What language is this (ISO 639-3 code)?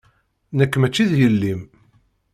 kab